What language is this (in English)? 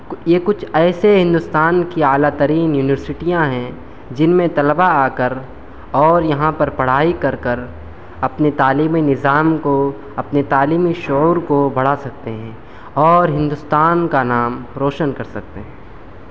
Urdu